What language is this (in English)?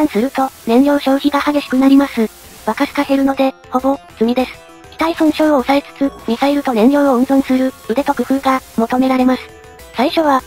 Japanese